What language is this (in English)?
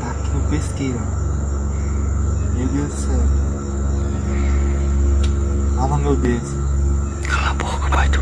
Portuguese